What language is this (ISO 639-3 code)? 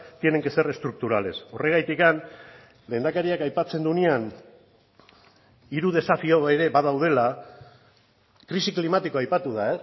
eus